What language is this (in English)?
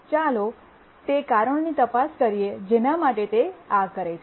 Gujarati